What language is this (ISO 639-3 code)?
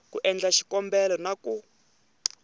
tso